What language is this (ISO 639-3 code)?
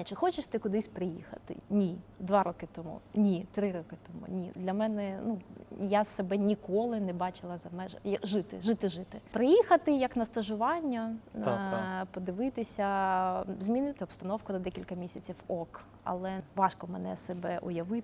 ukr